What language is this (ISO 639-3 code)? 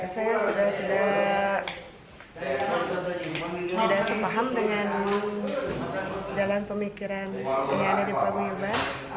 ind